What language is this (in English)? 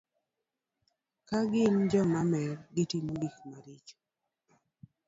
Luo (Kenya and Tanzania)